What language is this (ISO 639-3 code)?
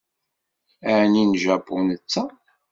kab